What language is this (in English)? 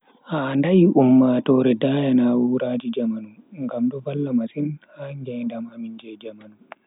Bagirmi Fulfulde